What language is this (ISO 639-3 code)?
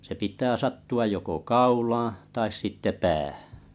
fin